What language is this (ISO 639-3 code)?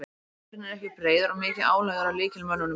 isl